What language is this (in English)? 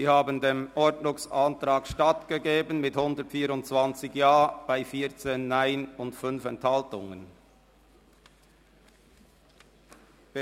Swiss German